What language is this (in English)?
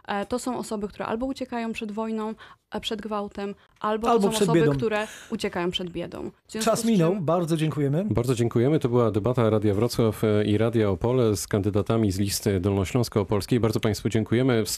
Polish